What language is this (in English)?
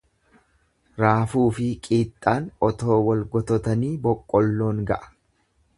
Oromo